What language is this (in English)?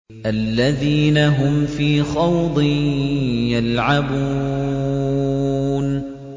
Arabic